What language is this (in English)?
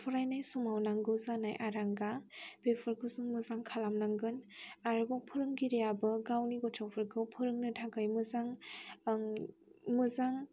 Bodo